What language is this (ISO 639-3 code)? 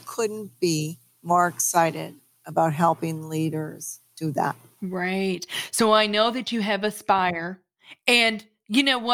eng